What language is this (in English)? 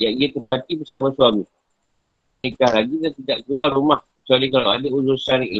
Malay